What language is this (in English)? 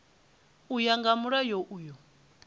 Venda